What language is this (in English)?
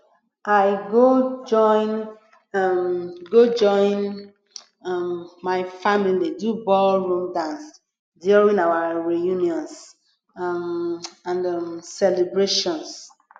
Nigerian Pidgin